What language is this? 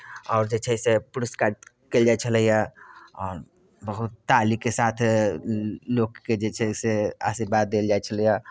Maithili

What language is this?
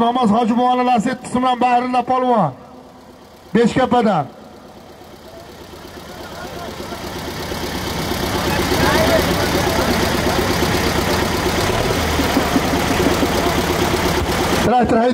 Turkish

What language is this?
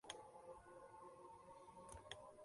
Arabic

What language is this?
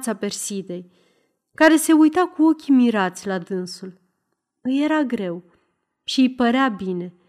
Romanian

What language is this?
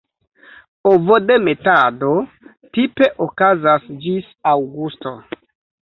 Esperanto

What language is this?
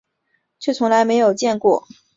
Chinese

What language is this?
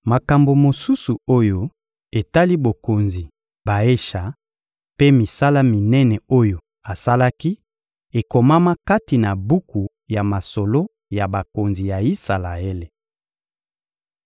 Lingala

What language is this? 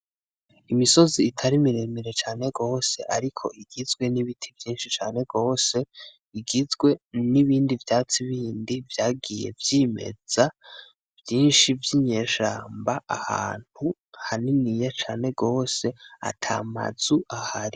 Rundi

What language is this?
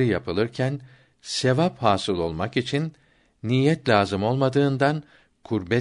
Turkish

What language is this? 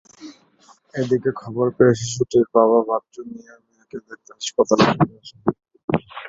Bangla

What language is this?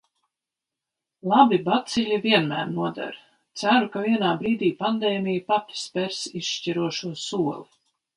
Latvian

